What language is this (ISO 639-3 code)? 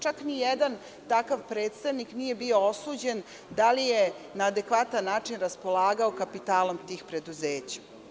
srp